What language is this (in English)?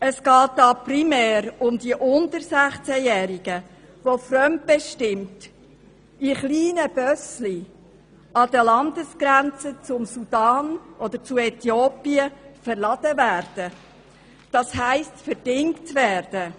Swiss German